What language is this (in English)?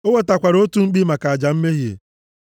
Igbo